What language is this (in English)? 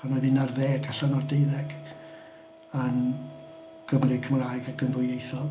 Welsh